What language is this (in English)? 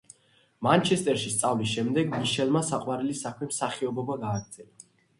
Georgian